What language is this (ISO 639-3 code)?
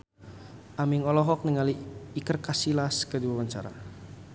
sun